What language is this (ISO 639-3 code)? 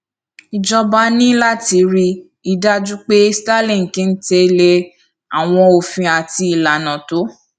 yor